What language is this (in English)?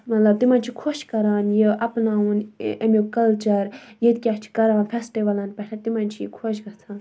Kashmiri